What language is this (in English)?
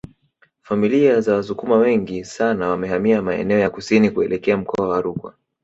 Swahili